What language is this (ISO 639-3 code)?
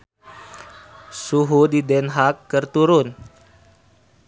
sun